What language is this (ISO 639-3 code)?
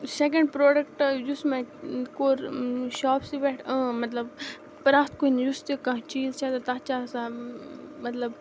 kas